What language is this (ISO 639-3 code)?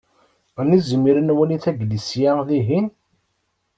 kab